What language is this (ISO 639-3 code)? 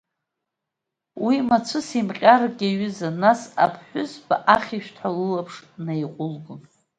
abk